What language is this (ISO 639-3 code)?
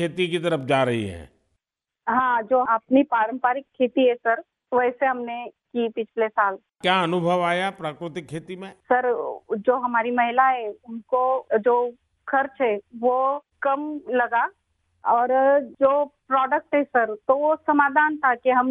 hin